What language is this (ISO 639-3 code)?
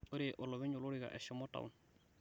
mas